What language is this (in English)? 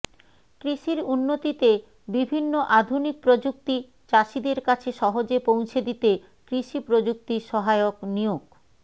Bangla